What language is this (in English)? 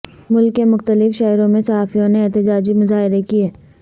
Urdu